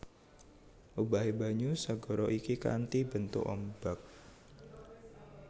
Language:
Javanese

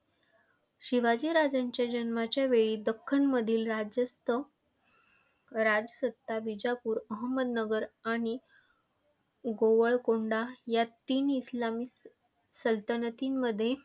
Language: Marathi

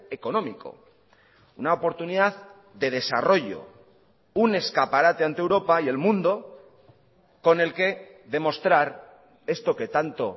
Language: Spanish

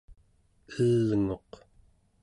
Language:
Central Yupik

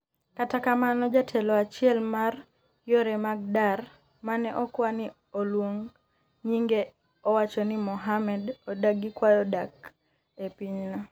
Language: Luo (Kenya and Tanzania)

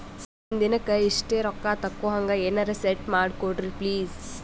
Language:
Kannada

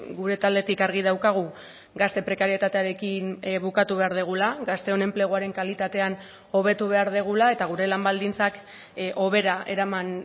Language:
Basque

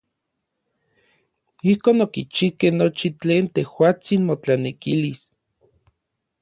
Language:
Orizaba Nahuatl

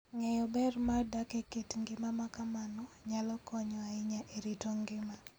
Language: Luo (Kenya and Tanzania)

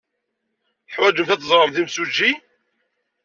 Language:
Kabyle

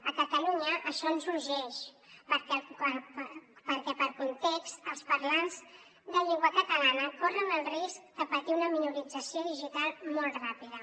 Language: Catalan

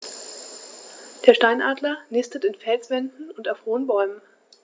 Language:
German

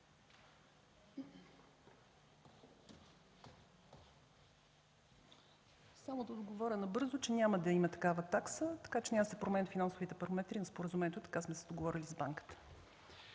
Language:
Bulgarian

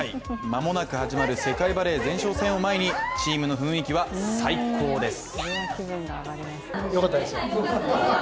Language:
Japanese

